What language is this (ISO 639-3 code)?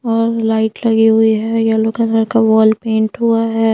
hin